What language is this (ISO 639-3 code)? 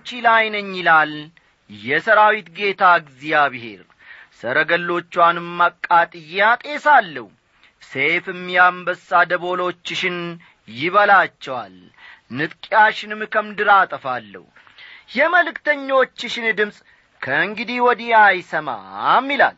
amh